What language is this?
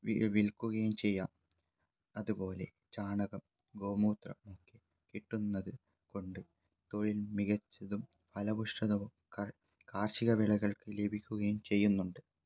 Malayalam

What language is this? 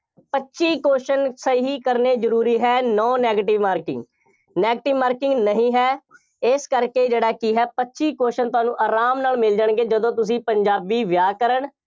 Punjabi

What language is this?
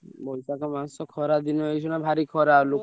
Odia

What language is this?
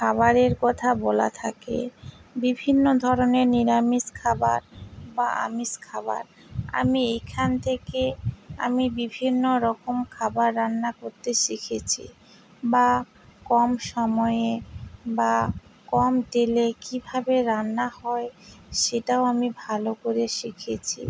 Bangla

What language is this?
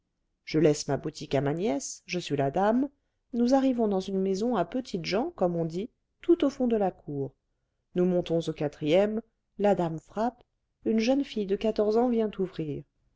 French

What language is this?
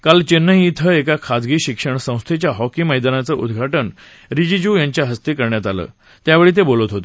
Marathi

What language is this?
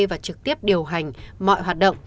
Vietnamese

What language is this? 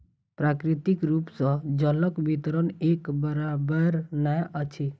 Maithili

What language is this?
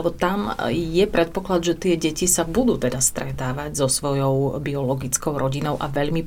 Slovak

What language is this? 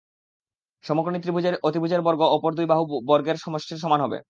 Bangla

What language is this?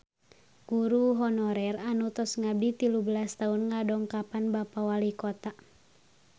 Sundanese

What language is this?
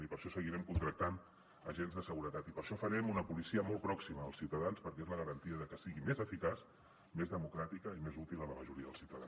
Catalan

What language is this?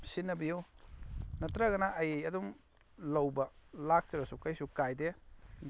Manipuri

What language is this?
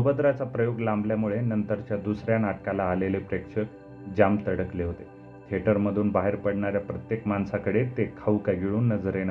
Marathi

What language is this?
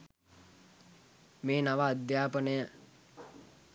Sinhala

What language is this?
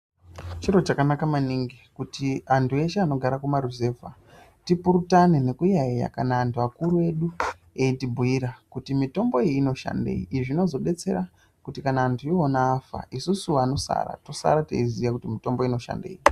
Ndau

